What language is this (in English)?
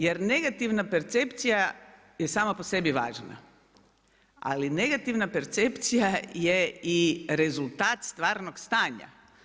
Croatian